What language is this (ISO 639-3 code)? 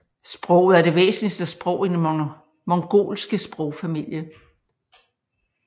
dan